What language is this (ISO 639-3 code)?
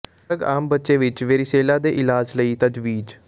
pan